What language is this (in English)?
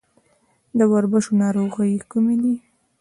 Pashto